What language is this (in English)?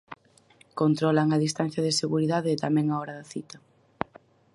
Galician